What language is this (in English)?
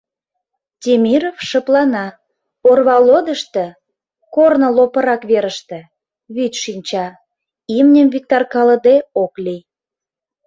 Mari